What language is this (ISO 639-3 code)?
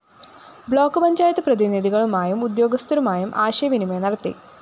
mal